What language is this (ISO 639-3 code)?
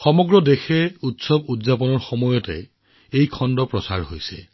asm